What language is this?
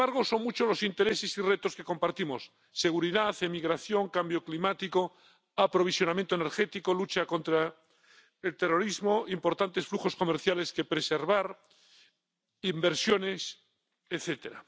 Spanish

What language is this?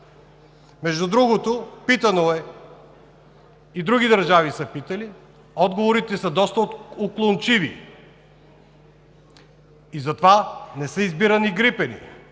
Bulgarian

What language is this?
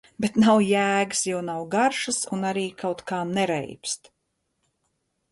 Latvian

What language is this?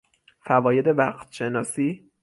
Persian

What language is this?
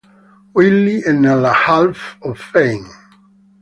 Italian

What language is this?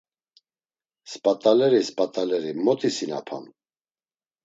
Laz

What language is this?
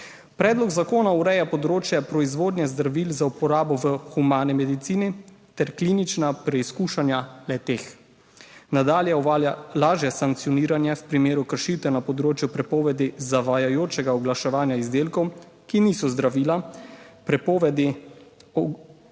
Slovenian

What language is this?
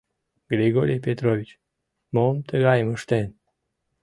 Mari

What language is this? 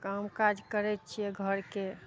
Maithili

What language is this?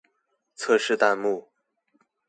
Chinese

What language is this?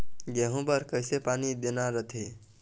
Chhattisgarhi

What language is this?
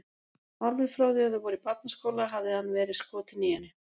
Icelandic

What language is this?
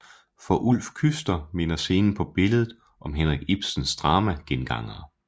Danish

